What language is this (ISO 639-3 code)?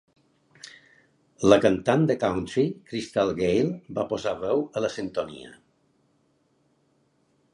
cat